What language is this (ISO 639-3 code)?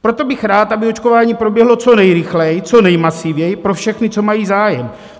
ces